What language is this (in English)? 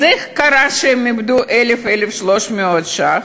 Hebrew